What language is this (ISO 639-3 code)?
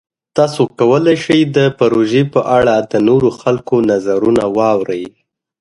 pus